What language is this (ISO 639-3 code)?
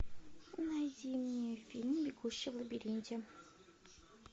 rus